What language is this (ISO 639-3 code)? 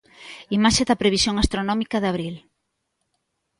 glg